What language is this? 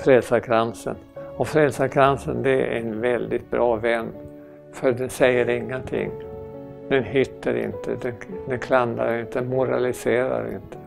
Swedish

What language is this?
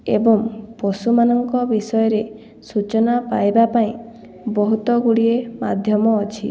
Odia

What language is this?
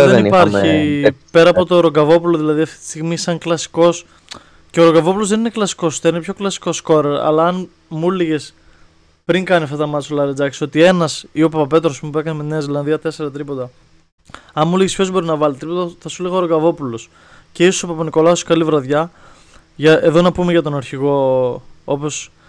Greek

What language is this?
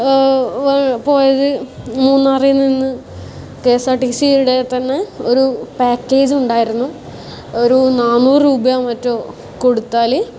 Malayalam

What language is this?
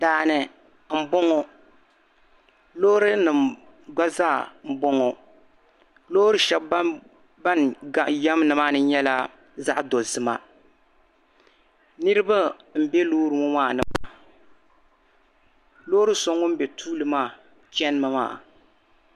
Dagbani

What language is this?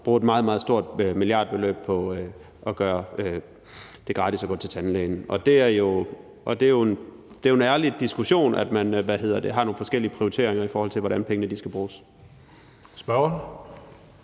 Danish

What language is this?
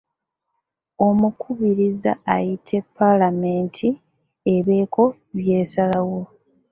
Ganda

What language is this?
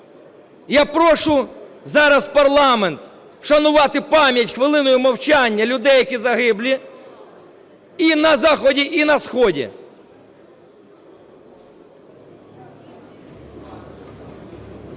Ukrainian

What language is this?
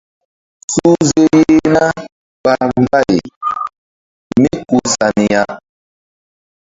Mbum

